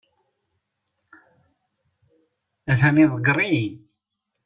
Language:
Kabyle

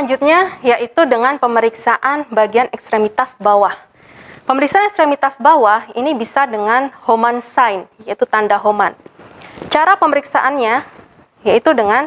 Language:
Indonesian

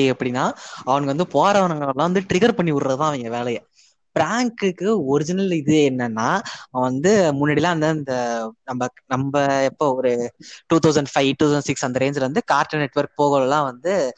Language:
Tamil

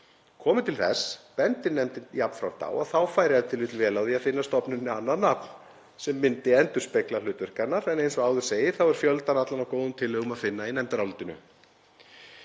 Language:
Icelandic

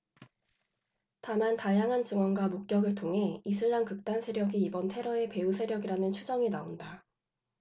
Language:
Korean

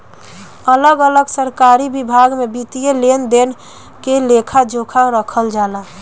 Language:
Bhojpuri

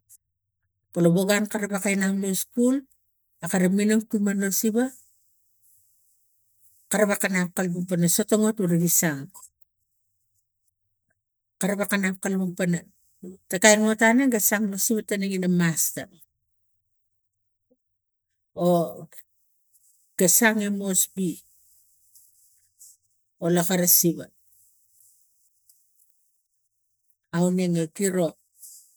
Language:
Tigak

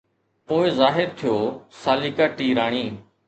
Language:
Sindhi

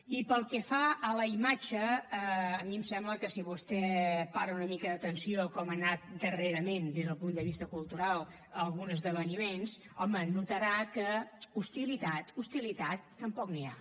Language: Catalan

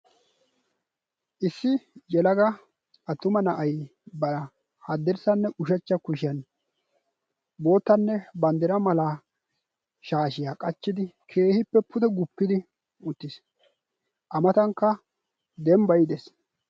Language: Wolaytta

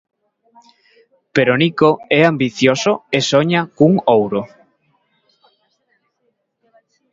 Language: Galician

